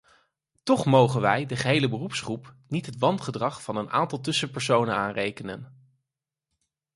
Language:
Dutch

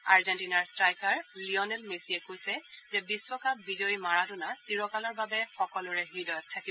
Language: Assamese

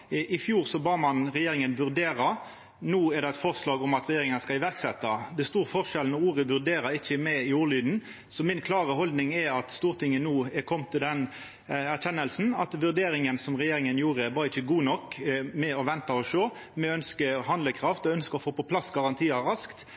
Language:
Norwegian Nynorsk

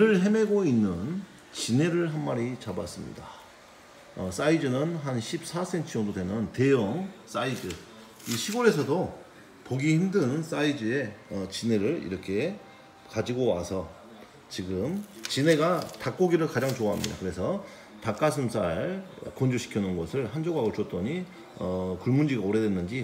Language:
Korean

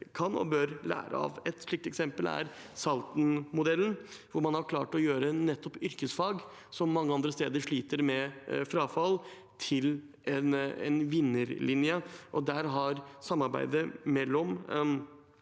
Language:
Norwegian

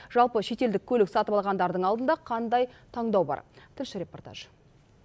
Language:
Kazakh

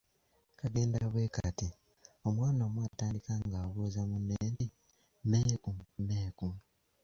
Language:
Ganda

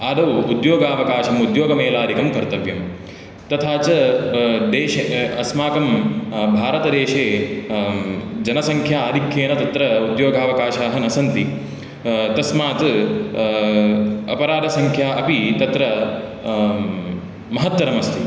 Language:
Sanskrit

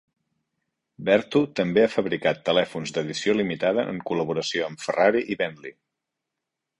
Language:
Catalan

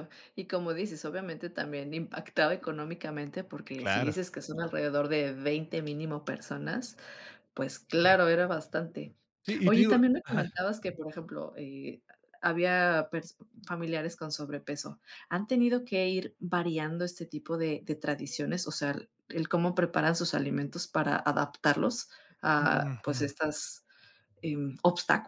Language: Spanish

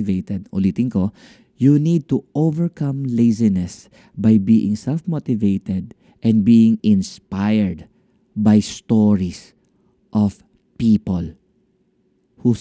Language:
Filipino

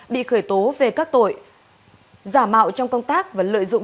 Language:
Vietnamese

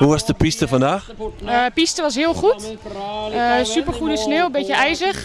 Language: Dutch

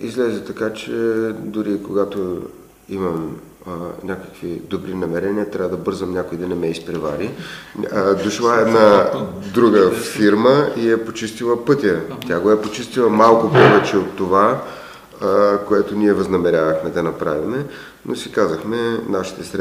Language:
Bulgarian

